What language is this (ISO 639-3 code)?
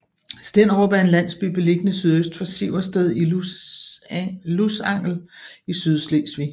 dan